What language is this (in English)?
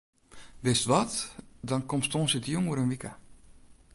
Western Frisian